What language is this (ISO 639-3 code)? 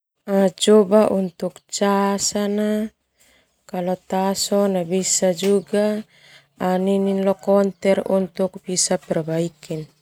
twu